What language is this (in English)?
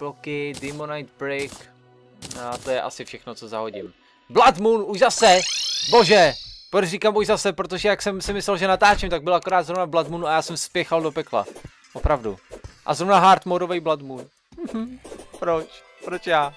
Czech